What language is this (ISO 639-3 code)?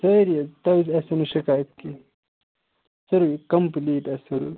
kas